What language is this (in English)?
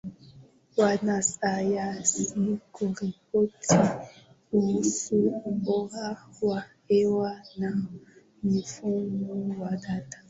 Swahili